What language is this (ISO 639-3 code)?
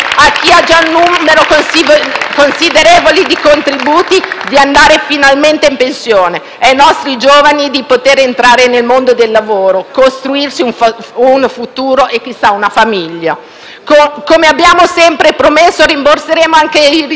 ita